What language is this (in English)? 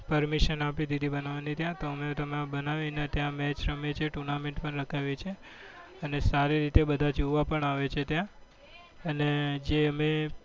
Gujarati